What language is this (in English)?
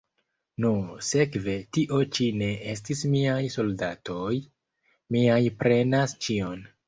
Esperanto